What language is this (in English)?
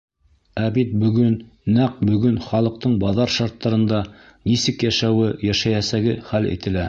Bashkir